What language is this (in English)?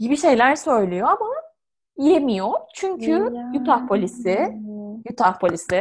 Turkish